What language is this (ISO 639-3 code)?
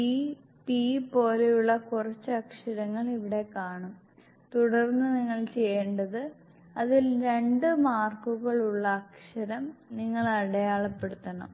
mal